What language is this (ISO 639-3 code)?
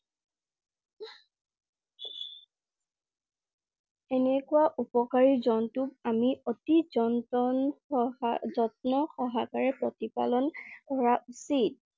asm